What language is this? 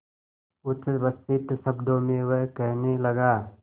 Hindi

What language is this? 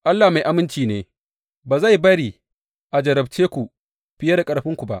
Hausa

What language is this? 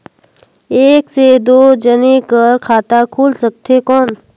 Chhattisgarhi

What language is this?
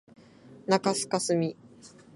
Japanese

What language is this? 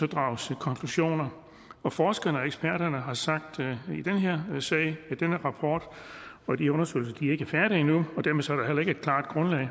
Danish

